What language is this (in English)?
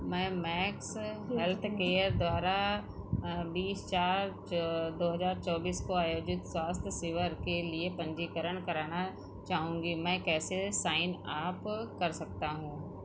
Hindi